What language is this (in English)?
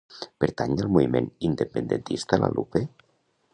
Catalan